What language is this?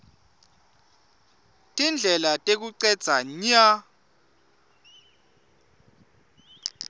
Swati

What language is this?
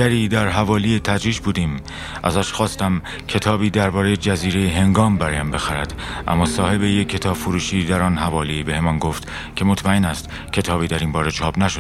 Persian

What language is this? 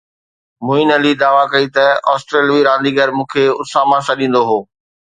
Sindhi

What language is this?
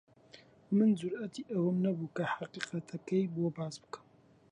Central Kurdish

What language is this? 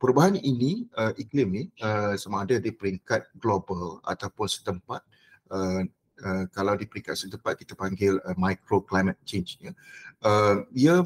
Malay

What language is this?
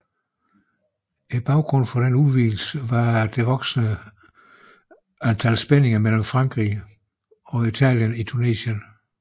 Danish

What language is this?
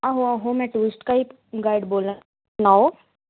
Dogri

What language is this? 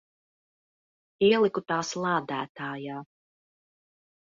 Latvian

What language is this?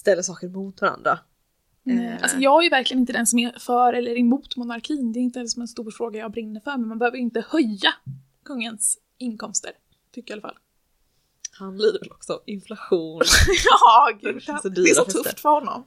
Swedish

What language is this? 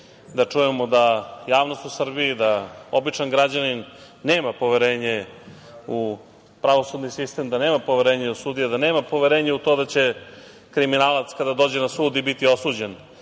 Serbian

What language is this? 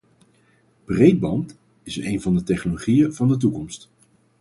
Dutch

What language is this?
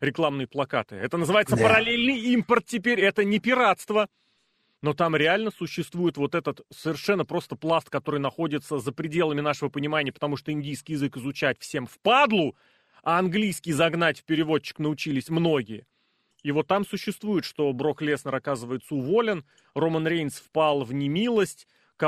Russian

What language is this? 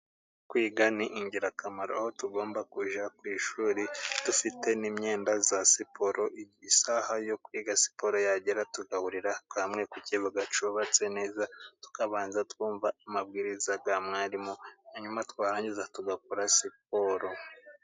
Kinyarwanda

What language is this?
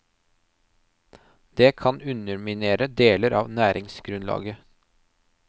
Norwegian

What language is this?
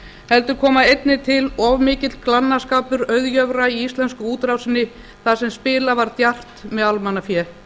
Icelandic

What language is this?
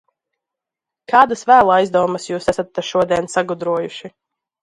Latvian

